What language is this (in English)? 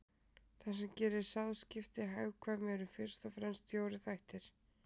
Icelandic